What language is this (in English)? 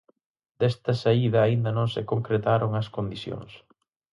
Galician